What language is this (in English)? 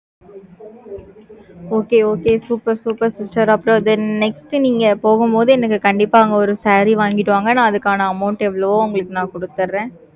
Tamil